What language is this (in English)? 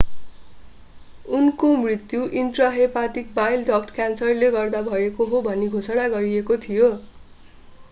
Nepali